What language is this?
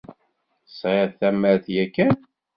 Kabyle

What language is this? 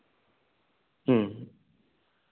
Santali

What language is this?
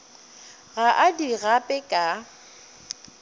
Northern Sotho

